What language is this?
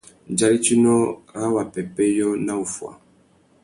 Tuki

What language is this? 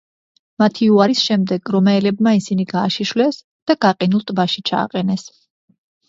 Georgian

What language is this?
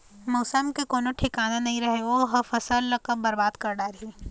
Chhattisgarhi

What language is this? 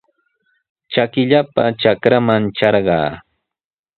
Sihuas Ancash Quechua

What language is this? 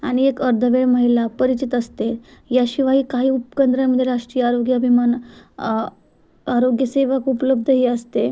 Marathi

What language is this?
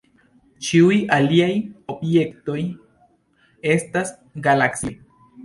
Esperanto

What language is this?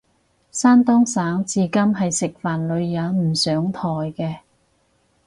Cantonese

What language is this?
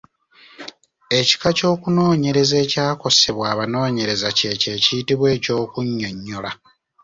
Ganda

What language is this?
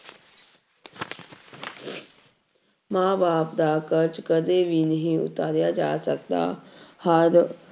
Punjabi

